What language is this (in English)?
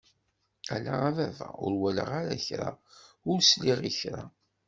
Kabyle